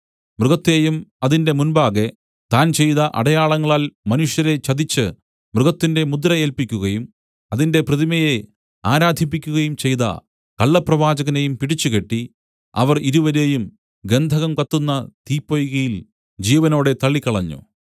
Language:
Malayalam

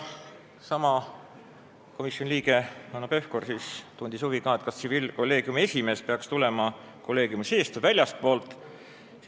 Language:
Estonian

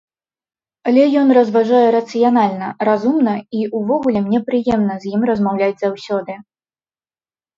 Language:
Belarusian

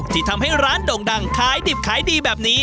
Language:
Thai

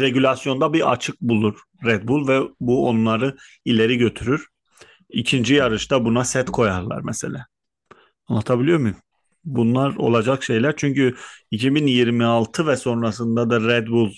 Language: Turkish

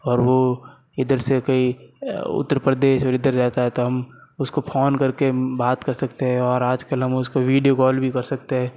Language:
Hindi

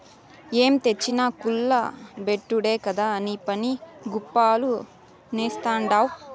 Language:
Telugu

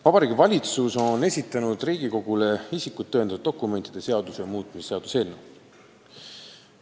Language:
Estonian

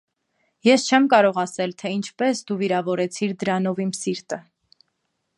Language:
Armenian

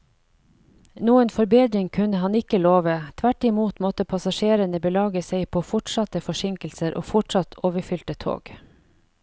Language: Norwegian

